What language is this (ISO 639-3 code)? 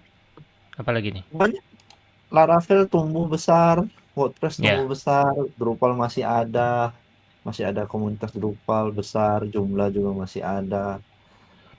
ind